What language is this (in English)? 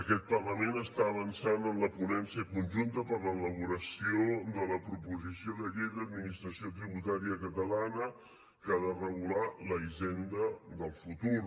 Catalan